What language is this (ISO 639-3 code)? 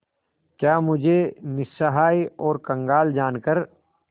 hin